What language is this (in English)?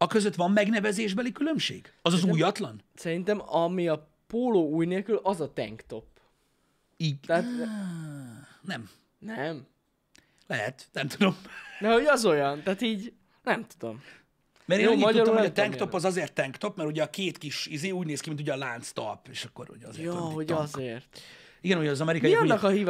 Hungarian